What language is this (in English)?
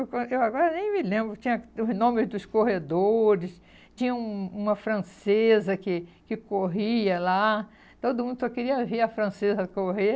Portuguese